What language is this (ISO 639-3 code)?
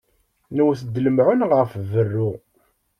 kab